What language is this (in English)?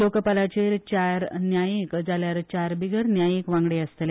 Konkani